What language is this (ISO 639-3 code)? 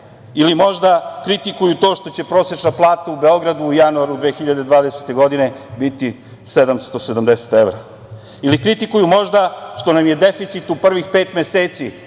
srp